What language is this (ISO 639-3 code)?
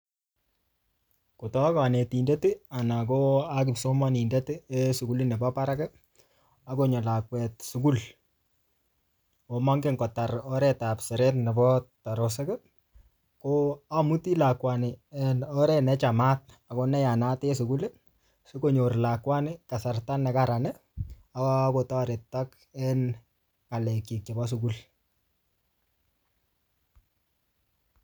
kln